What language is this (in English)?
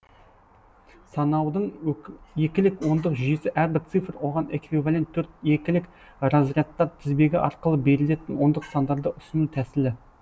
Kazakh